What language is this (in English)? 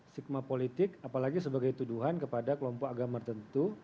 Indonesian